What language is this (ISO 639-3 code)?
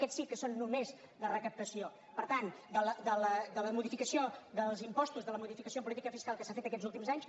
cat